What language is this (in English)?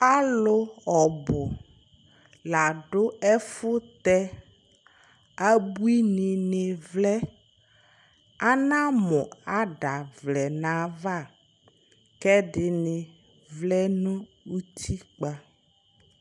Ikposo